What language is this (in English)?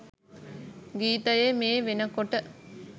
Sinhala